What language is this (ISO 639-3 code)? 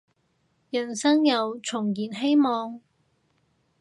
yue